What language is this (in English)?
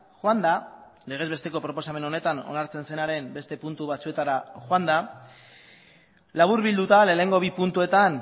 Basque